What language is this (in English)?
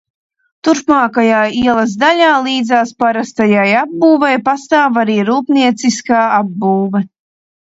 Latvian